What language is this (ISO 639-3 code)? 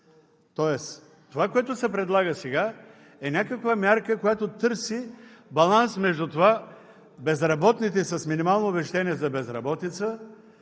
bul